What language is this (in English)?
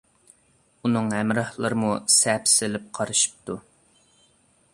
Uyghur